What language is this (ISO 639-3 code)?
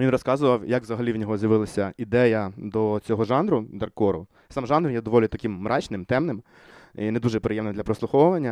ukr